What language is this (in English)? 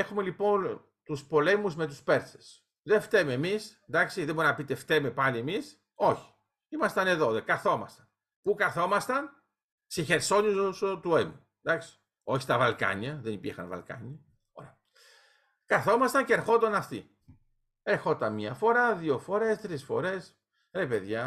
Greek